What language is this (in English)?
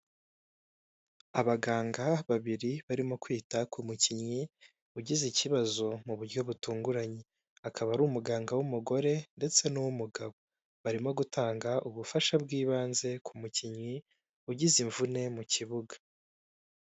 Kinyarwanda